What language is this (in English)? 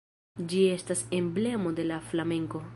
Esperanto